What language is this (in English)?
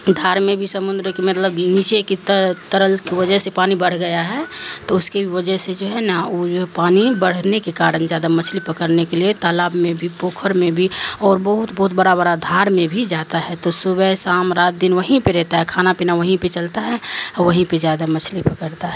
Urdu